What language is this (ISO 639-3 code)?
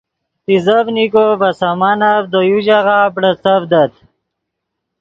ydg